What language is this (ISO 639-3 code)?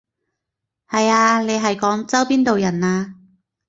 yue